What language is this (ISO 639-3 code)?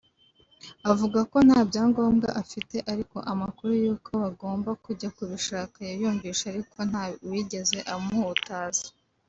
kin